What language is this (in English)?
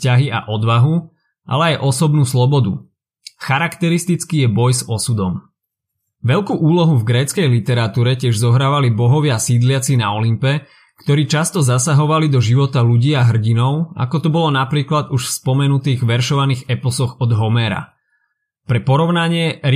Slovak